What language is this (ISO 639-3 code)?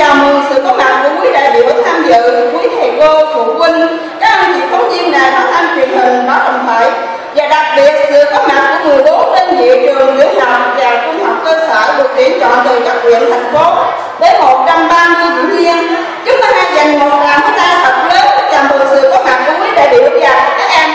vie